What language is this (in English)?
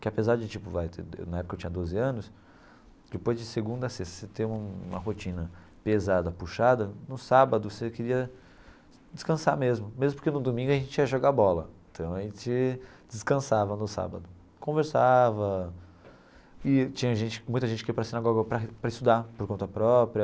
Portuguese